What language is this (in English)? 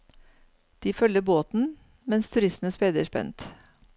Norwegian